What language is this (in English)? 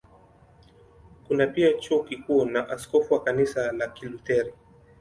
Swahili